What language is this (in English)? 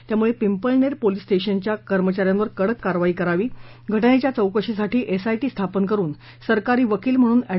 Marathi